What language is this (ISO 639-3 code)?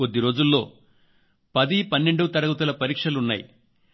tel